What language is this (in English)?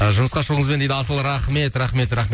Kazakh